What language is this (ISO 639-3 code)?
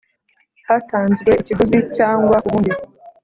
kin